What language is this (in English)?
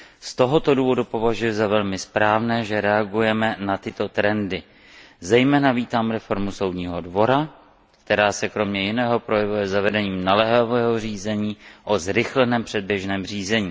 Czech